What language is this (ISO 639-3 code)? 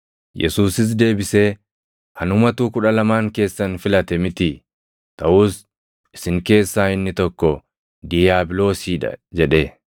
orm